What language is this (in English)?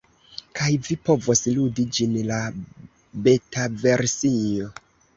Esperanto